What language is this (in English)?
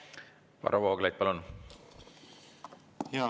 Estonian